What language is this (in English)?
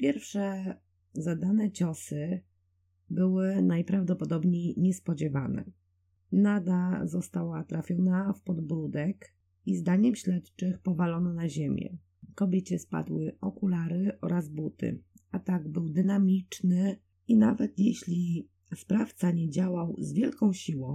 Polish